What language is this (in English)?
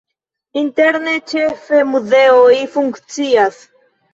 Esperanto